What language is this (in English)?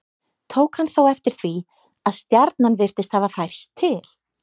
Icelandic